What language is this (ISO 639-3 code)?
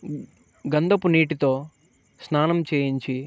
tel